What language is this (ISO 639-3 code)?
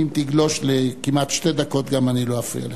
heb